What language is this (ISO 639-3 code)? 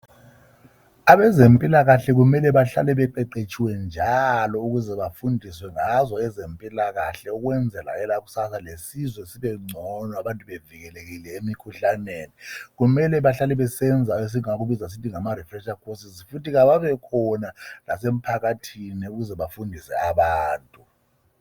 nde